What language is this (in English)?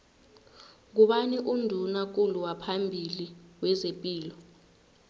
South Ndebele